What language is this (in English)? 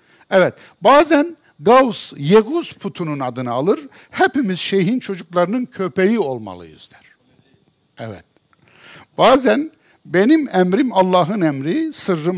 Turkish